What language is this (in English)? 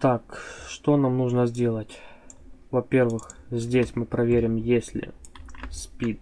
Russian